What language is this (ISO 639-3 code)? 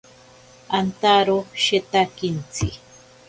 prq